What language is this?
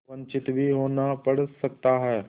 Hindi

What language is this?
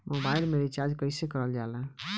Bhojpuri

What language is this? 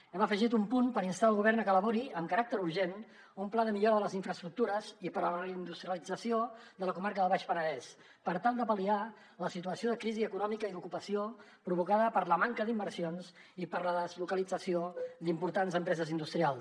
Catalan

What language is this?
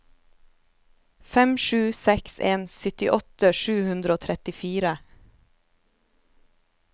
Norwegian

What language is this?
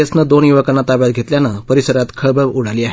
Marathi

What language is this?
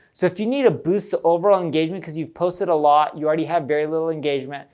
English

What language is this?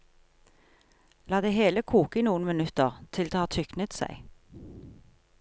Norwegian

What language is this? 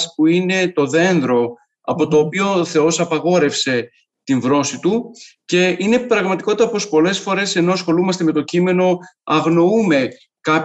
Greek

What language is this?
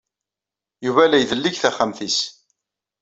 Kabyle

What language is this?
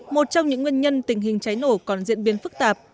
Vietnamese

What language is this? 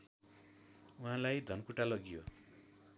Nepali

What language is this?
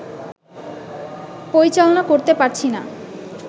Bangla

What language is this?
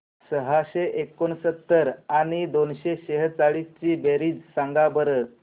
Marathi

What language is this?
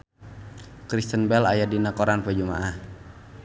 Sundanese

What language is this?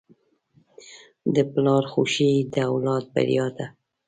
Pashto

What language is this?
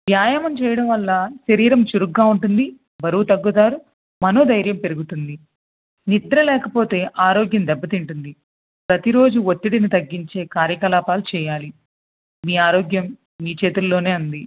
Telugu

